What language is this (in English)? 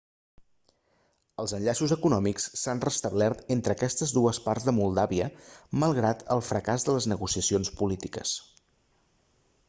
Catalan